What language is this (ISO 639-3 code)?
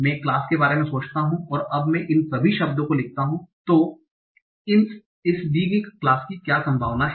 hin